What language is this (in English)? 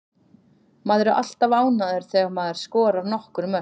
Icelandic